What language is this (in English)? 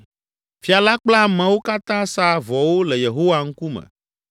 Ewe